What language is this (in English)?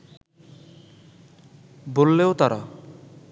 Bangla